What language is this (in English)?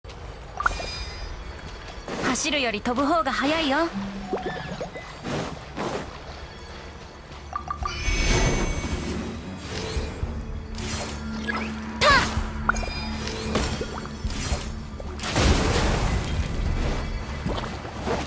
Japanese